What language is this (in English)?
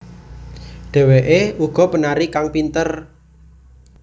Javanese